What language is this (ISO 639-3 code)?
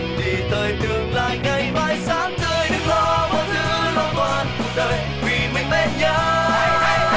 vie